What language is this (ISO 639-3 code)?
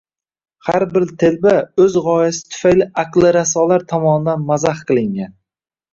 uzb